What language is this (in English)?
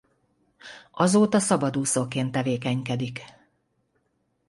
Hungarian